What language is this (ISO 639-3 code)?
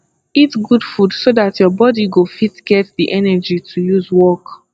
pcm